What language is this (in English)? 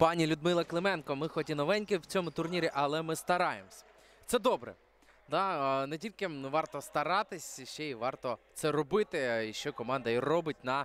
Ukrainian